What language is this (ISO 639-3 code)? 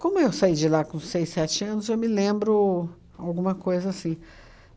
por